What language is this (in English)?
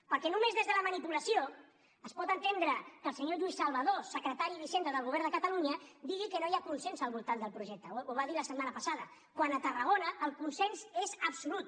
Catalan